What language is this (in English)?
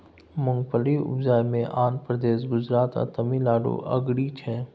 Maithili